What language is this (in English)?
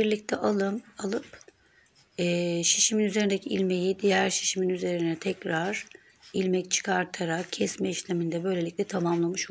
Turkish